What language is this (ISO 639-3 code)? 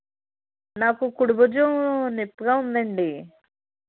tel